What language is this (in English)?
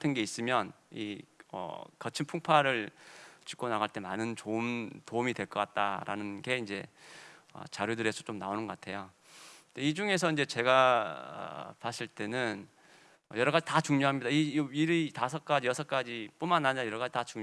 Korean